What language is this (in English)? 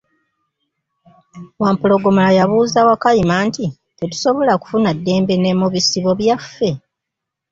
Ganda